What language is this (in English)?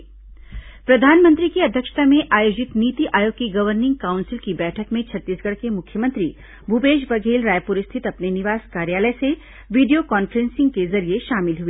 Hindi